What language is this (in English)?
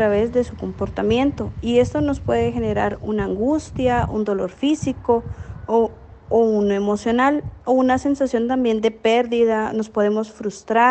Spanish